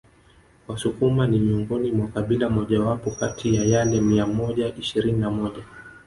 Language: Swahili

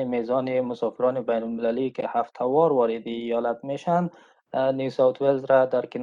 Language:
Persian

